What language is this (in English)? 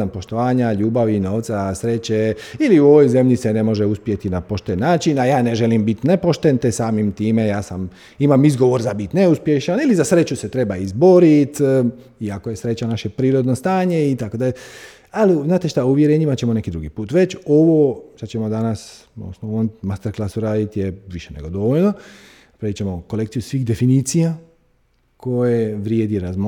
Croatian